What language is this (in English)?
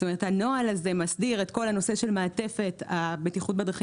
Hebrew